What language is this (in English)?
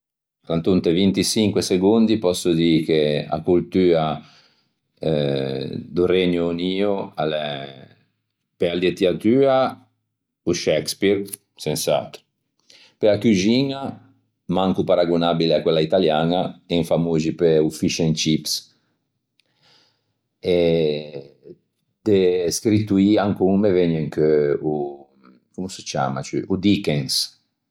Ligurian